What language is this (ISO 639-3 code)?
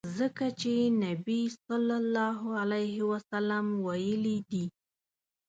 pus